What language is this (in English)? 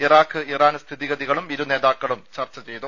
Malayalam